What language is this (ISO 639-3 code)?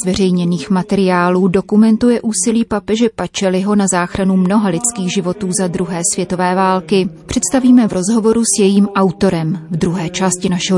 ces